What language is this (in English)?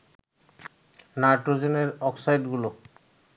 Bangla